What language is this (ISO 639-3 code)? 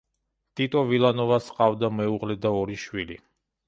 kat